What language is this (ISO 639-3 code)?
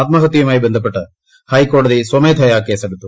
mal